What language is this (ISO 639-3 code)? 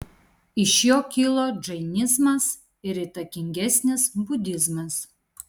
lit